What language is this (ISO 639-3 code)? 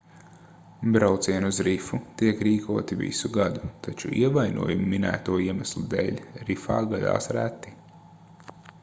lav